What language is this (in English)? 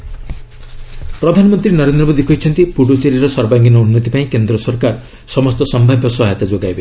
Odia